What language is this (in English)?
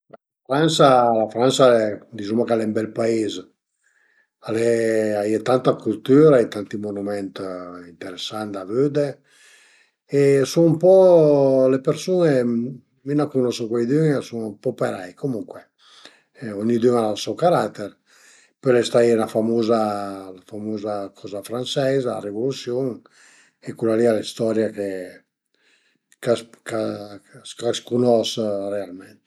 Piedmontese